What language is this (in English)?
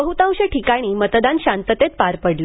Marathi